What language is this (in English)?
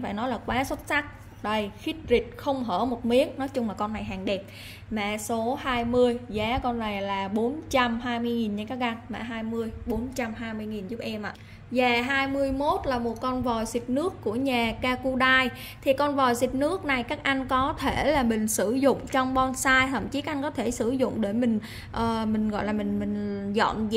Vietnamese